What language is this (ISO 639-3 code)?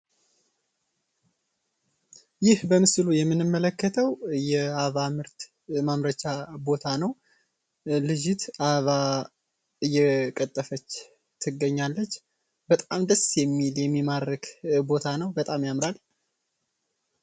amh